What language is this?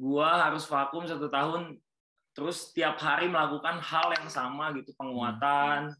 Indonesian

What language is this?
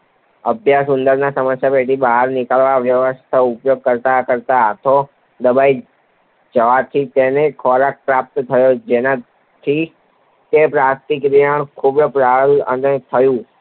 Gujarati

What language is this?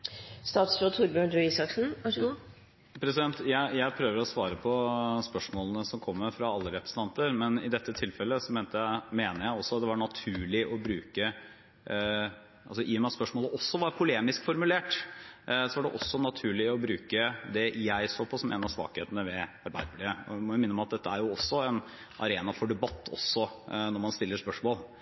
Norwegian Bokmål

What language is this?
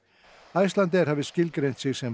Icelandic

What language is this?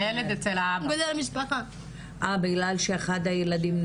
Hebrew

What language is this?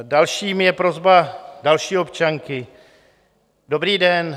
Czech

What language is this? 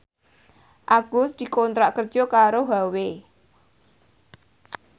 Javanese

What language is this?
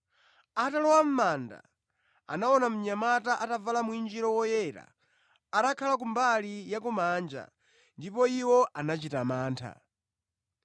Nyanja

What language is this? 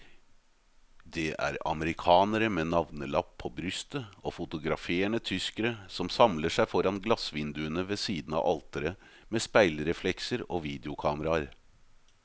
Norwegian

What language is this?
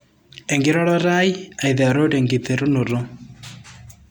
Masai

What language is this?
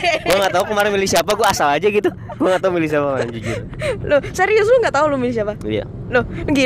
Indonesian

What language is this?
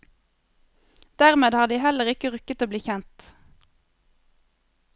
Norwegian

